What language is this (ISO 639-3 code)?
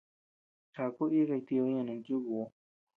cux